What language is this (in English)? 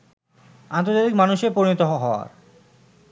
Bangla